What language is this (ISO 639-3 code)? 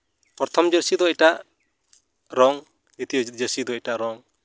sat